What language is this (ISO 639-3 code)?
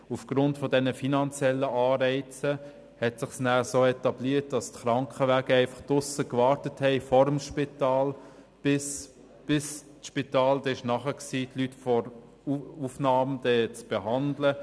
gsw